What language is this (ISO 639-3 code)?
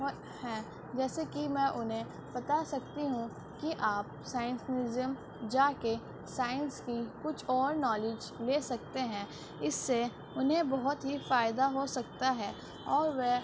urd